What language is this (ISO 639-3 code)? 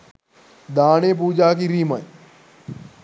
sin